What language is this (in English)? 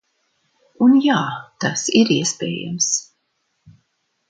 Latvian